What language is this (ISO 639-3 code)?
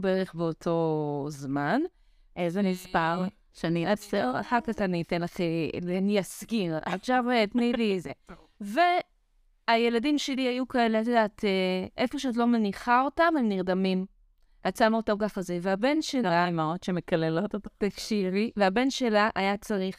heb